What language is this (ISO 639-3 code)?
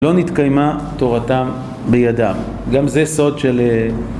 heb